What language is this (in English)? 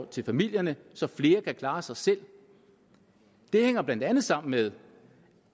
Danish